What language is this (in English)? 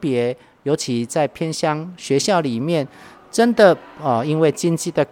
Chinese